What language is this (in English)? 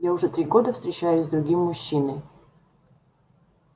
Russian